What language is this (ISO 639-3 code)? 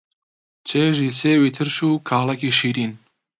ckb